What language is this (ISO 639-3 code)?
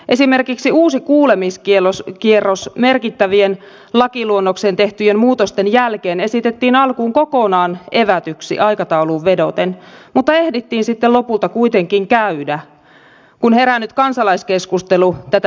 fin